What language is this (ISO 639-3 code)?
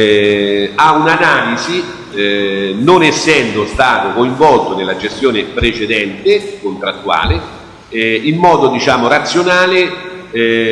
ita